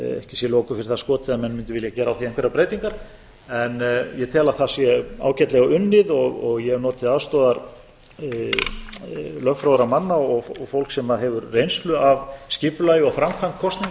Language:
Icelandic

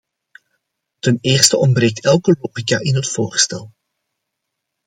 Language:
Dutch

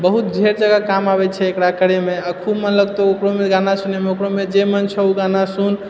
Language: Maithili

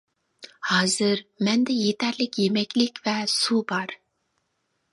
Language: Uyghur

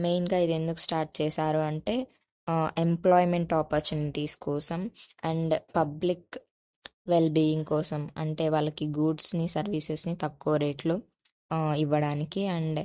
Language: Telugu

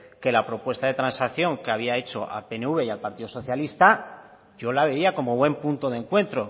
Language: Spanish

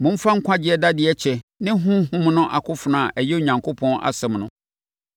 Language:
Akan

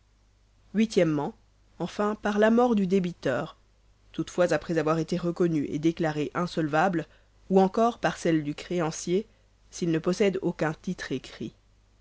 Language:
French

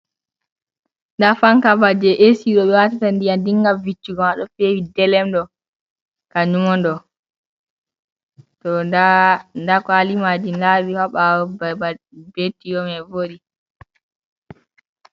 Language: Fula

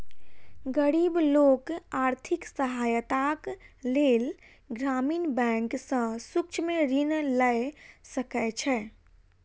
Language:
Maithili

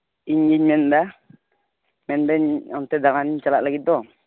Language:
Santali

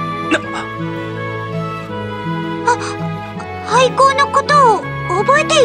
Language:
Japanese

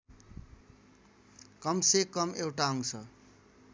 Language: Nepali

